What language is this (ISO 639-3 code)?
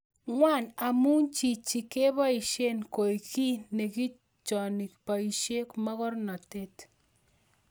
kln